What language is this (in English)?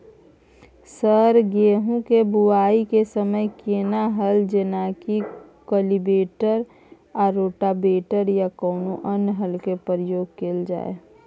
Maithili